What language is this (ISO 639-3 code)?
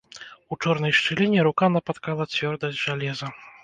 bel